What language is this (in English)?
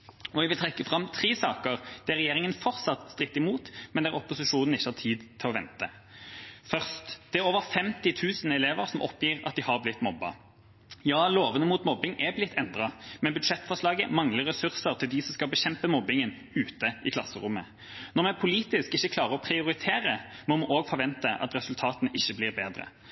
Norwegian Bokmål